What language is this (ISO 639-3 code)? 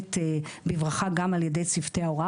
heb